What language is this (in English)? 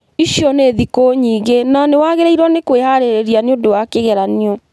Kikuyu